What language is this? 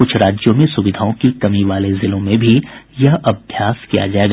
Hindi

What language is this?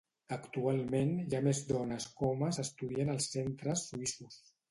Catalan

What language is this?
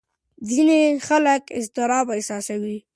Pashto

